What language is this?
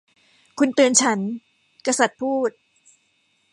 Thai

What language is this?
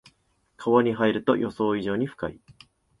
Japanese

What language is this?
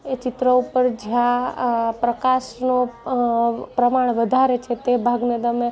Gujarati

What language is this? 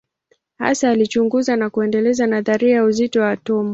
Swahili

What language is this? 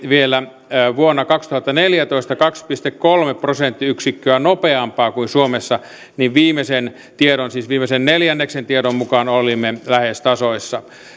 Finnish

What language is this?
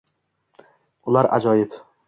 Uzbek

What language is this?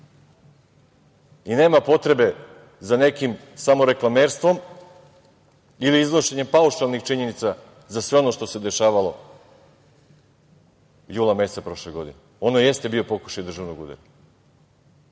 Serbian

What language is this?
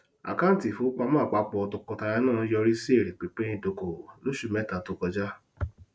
Yoruba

